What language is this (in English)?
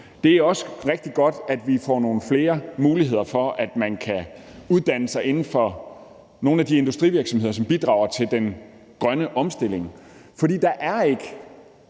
Danish